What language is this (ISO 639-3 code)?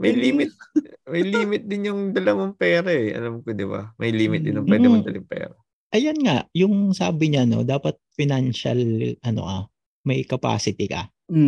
fil